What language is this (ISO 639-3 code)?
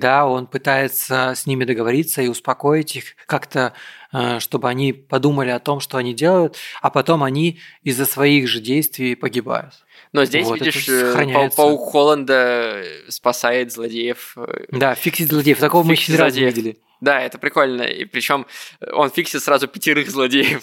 rus